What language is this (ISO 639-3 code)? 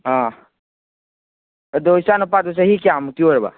mni